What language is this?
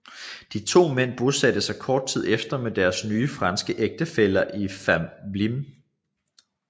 Danish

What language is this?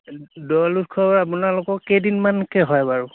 Assamese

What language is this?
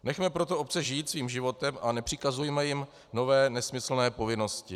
Czech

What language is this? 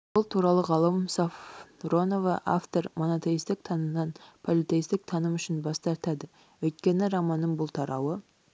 Kazakh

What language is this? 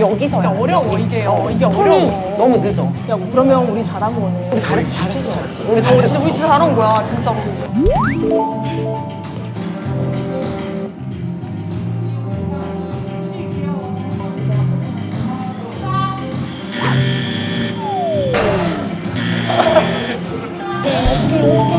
Korean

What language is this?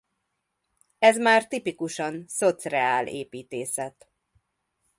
Hungarian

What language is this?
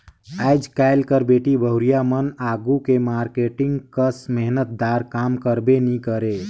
Chhattisgarhi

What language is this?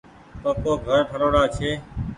Goaria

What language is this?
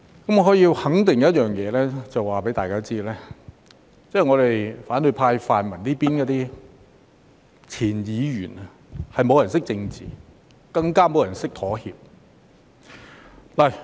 Cantonese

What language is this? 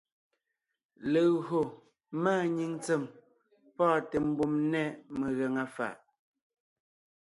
Ngiemboon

